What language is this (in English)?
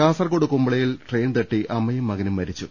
Malayalam